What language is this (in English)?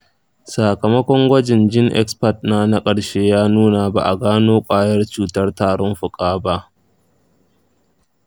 Hausa